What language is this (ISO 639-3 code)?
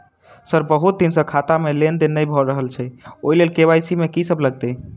mai